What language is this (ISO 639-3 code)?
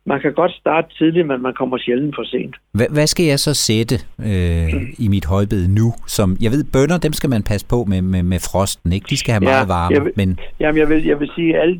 dan